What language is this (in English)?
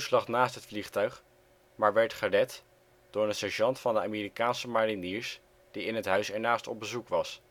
Dutch